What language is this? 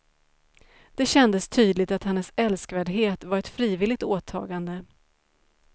Swedish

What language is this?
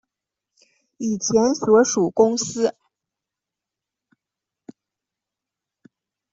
Chinese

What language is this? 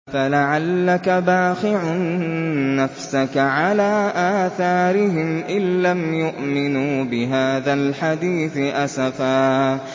Arabic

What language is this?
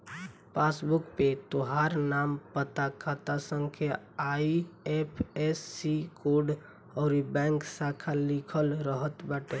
Bhojpuri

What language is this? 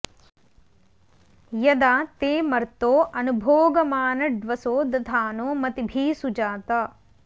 Sanskrit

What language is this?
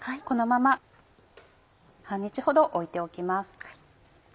Japanese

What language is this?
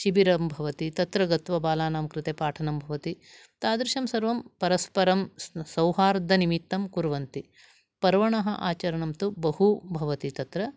Sanskrit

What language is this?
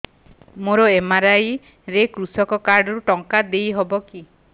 Odia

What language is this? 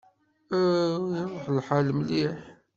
Kabyle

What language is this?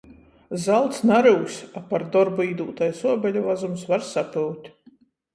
Latgalian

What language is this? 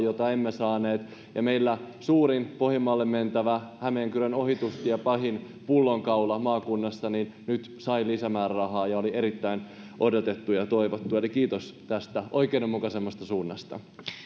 Finnish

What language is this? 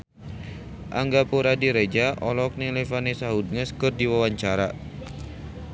Sundanese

